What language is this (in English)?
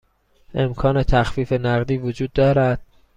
Persian